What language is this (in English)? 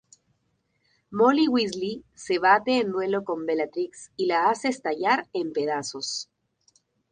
Spanish